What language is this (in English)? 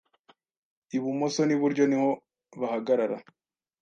Kinyarwanda